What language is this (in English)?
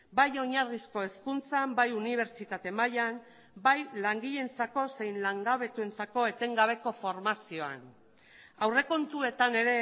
Basque